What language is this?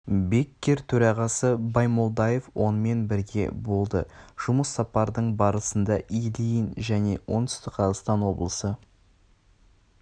Kazakh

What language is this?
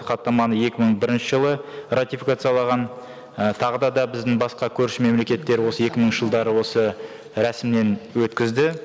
Kazakh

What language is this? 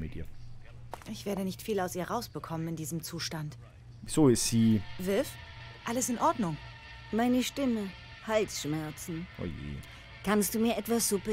German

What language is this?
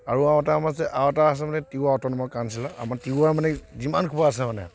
Assamese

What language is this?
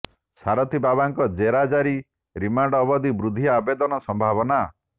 Odia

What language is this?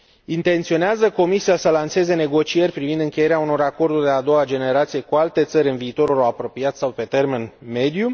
Romanian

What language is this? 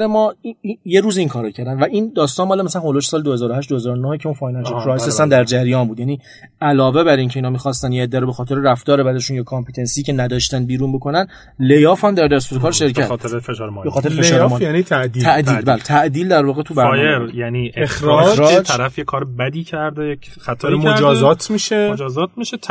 Persian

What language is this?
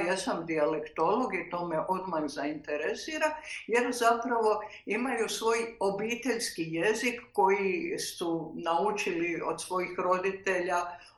Croatian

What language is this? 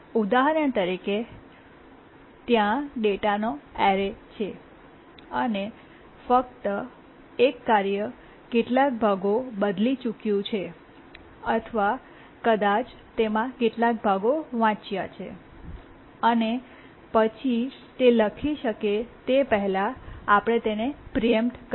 Gujarati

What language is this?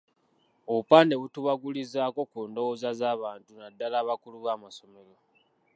Ganda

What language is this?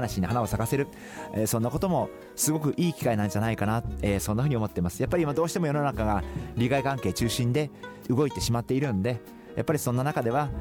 Japanese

